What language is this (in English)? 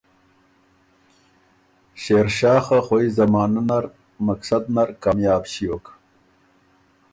Ormuri